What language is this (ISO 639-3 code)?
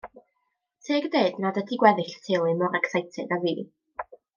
cym